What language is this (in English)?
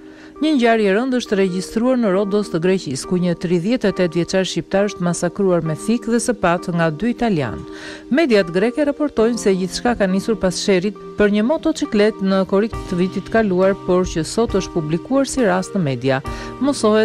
Romanian